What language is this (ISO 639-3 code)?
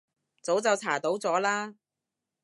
yue